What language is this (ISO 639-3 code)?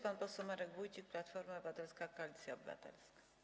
pol